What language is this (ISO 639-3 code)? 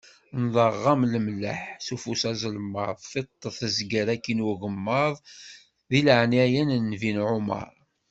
kab